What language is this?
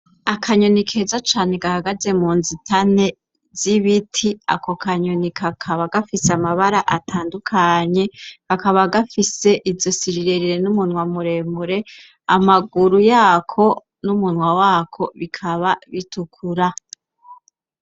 Rundi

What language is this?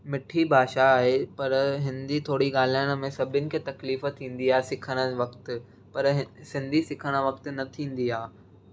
Sindhi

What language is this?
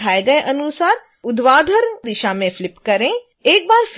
Hindi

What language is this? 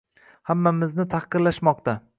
Uzbek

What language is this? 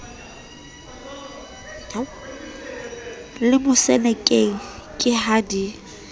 Southern Sotho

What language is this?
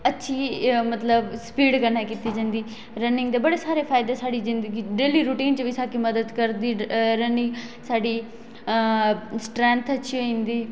Dogri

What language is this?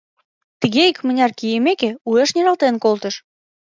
Mari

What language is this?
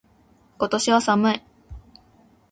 Japanese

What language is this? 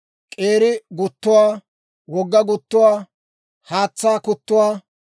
Dawro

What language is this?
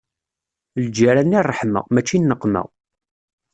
Kabyle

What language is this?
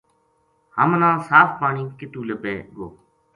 Gujari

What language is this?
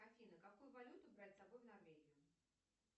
Russian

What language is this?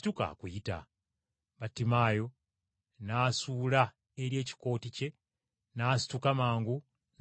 Ganda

